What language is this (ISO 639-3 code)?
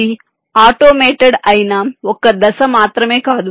tel